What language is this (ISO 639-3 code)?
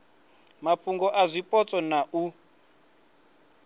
ven